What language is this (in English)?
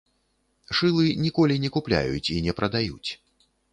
Belarusian